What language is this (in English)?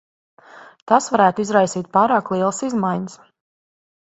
Latvian